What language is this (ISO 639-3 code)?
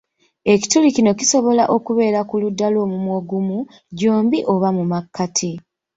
lug